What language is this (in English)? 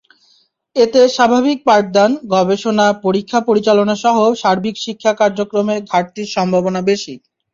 Bangla